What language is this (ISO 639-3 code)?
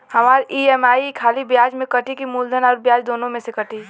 bho